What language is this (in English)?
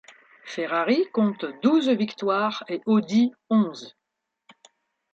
French